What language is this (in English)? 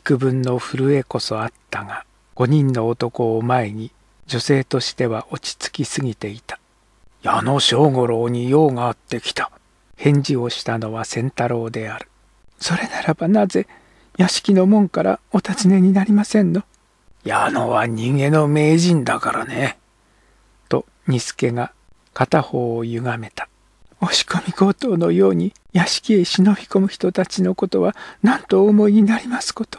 Japanese